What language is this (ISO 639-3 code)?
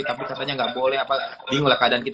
ind